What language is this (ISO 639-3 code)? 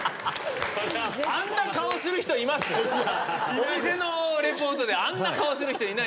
jpn